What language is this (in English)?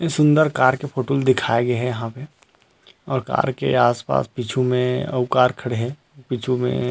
Chhattisgarhi